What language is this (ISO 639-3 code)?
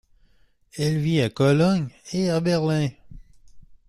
fra